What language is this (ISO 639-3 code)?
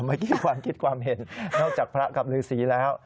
tha